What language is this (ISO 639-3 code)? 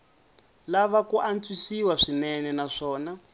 tso